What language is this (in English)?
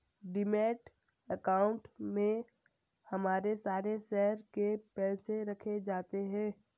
Hindi